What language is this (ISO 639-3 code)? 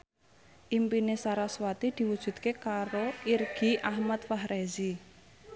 jav